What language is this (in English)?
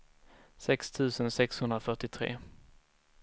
Swedish